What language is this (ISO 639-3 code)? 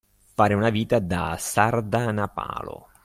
ita